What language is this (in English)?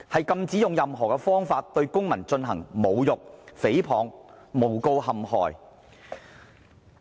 Cantonese